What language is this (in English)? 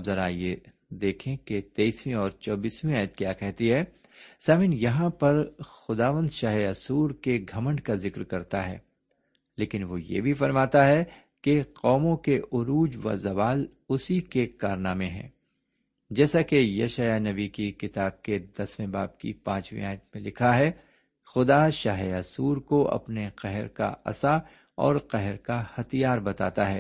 Urdu